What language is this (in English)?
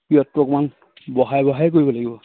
Assamese